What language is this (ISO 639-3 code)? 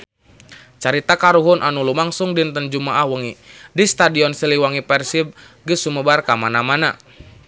sun